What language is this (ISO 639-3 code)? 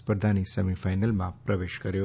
guj